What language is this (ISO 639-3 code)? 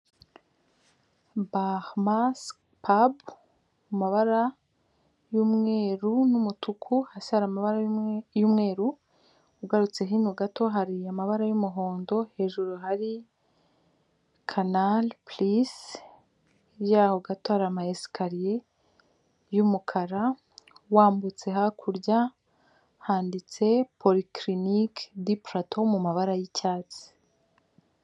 kin